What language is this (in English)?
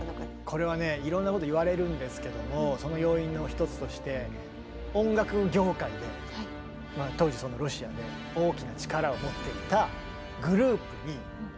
Japanese